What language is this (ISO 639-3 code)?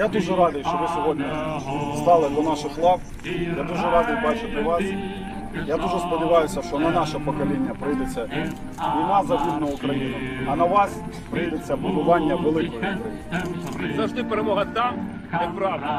ron